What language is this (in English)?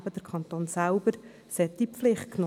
Swiss German